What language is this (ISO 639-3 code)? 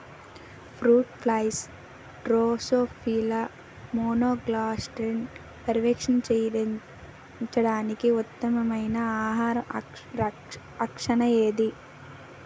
tel